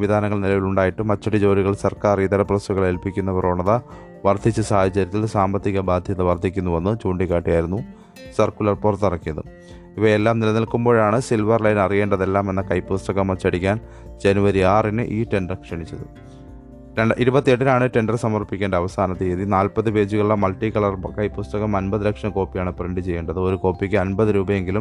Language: Malayalam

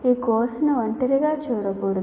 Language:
Telugu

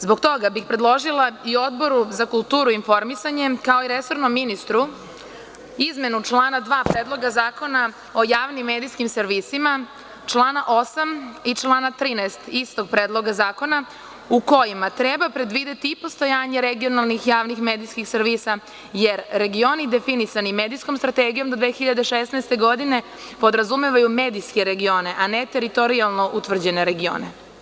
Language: Serbian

